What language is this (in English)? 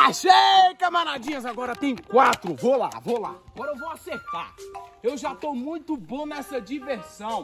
Portuguese